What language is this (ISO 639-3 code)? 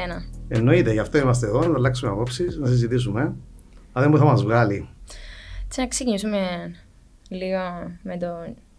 ell